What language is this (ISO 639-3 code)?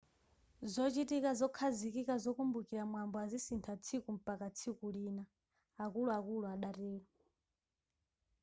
nya